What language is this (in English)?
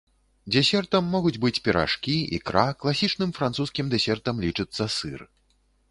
Belarusian